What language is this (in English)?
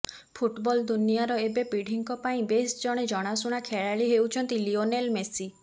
Odia